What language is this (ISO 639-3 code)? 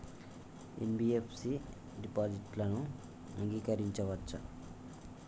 tel